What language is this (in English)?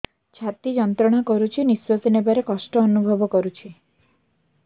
Odia